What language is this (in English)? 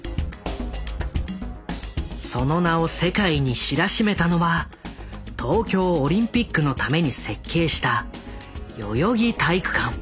Japanese